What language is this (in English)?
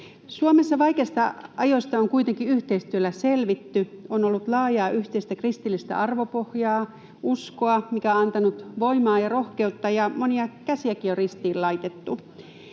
Finnish